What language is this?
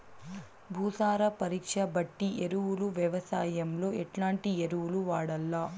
Telugu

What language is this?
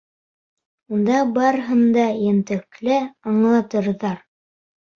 Bashkir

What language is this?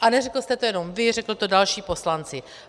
Czech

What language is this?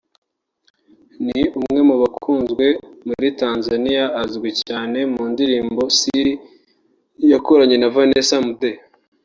Kinyarwanda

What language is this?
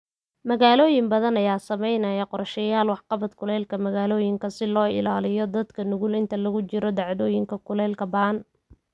Somali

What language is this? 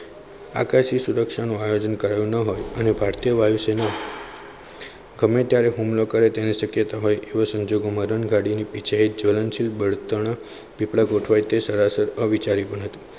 Gujarati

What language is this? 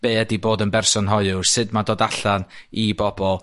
Welsh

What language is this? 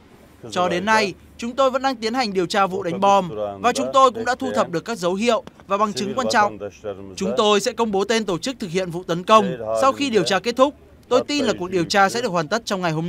Vietnamese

